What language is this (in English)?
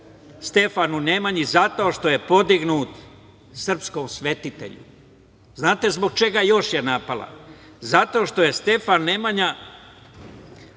Serbian